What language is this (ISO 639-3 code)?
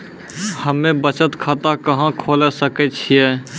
mai